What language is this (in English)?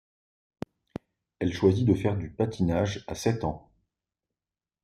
French